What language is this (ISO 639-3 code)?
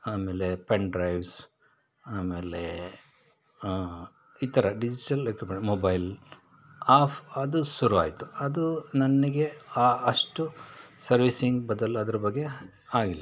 kan